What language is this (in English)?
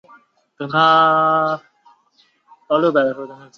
Chinese